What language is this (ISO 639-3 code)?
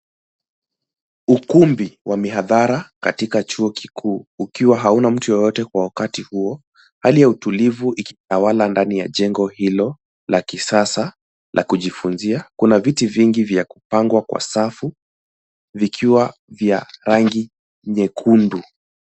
swa